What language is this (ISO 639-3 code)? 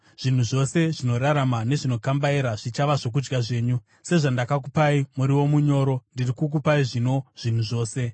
sna